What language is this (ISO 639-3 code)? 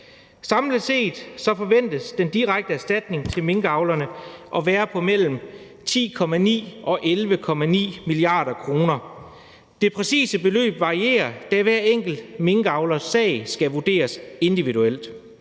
dan